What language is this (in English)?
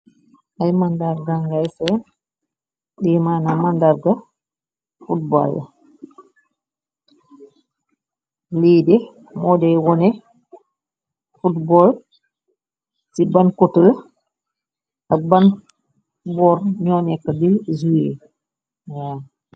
Wolof